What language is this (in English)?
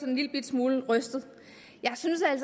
Danish